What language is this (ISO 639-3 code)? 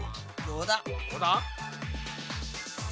jpn